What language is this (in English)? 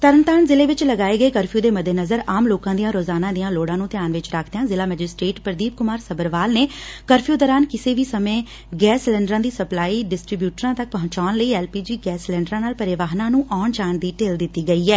Punjabi